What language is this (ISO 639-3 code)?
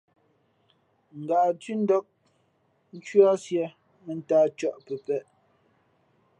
fmp